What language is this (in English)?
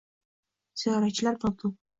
Uzbek